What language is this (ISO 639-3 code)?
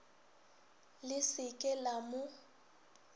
nso